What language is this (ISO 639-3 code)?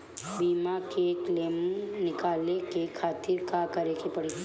bho